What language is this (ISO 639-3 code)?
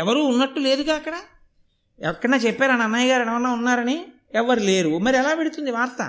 tel